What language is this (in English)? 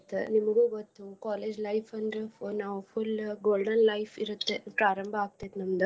Kannada